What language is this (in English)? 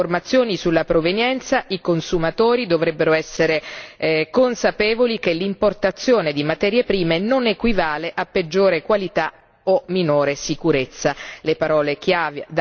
Italian